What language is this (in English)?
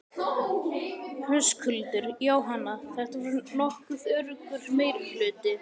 Icelandic